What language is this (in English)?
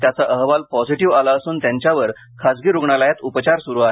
Marathi